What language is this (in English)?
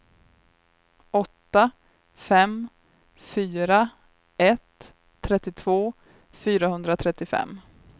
Swedish